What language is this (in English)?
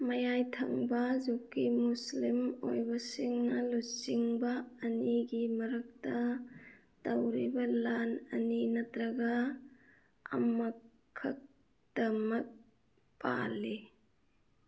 Manipuri